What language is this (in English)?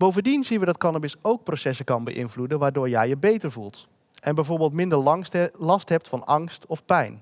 Dutch